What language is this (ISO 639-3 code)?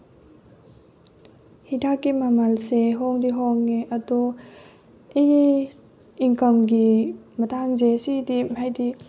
mni